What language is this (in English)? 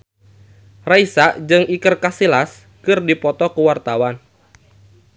Sundanese